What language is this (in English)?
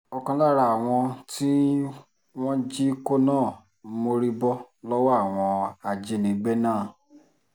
Yoruba